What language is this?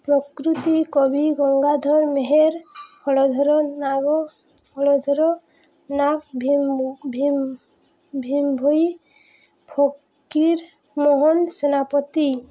Odia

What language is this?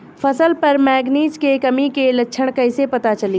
Bhojpuri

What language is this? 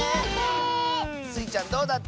Japanese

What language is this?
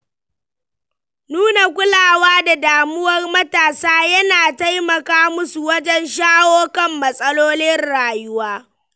Hausa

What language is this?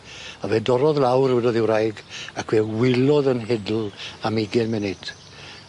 Welsh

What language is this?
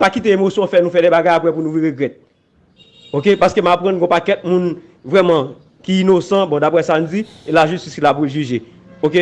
French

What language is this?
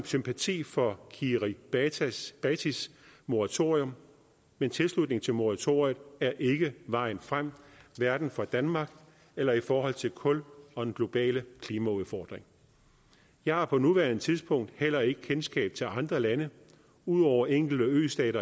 Danish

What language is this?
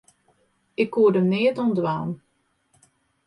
Western Frisian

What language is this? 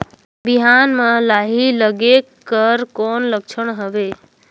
Chhattisgarhi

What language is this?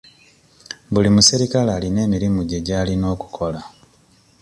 Ganda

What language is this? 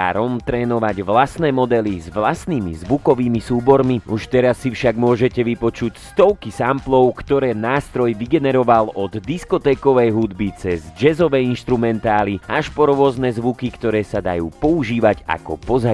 Slovak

